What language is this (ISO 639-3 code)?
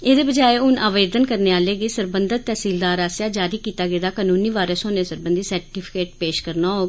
doi